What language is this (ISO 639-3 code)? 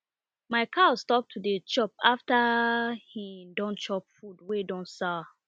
pcm